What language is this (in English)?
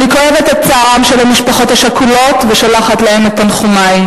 Hebrew